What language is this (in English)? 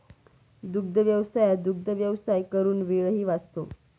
Marathi